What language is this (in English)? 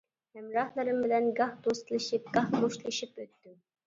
Uyghur